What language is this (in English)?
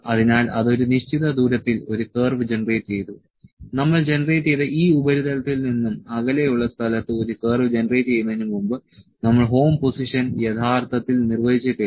Malayalam